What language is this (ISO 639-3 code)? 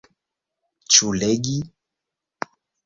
epo